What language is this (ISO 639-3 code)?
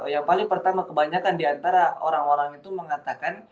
ind